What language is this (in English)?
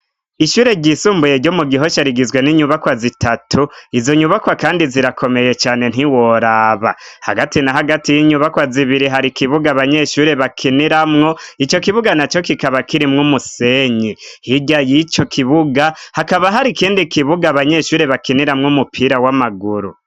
Rundi